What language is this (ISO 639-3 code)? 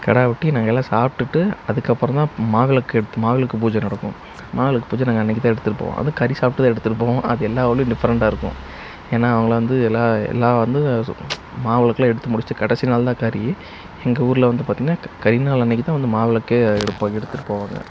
tam